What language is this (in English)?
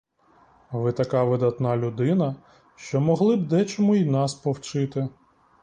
Ukrainian